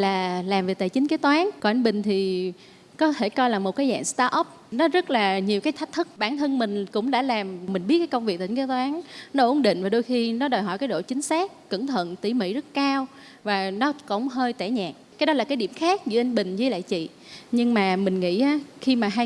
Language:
Vietnamese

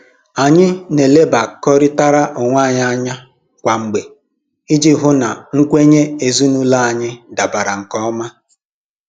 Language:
Igbo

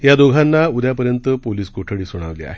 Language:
Marathi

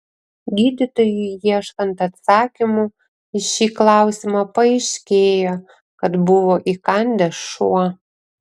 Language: Lithuanian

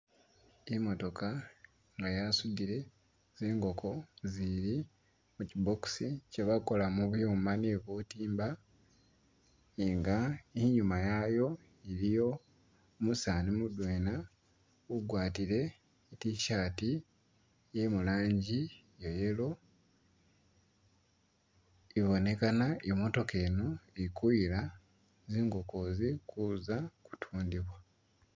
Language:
Masaaba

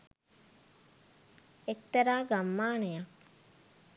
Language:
Sinhala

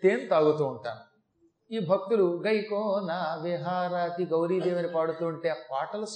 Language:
Telugu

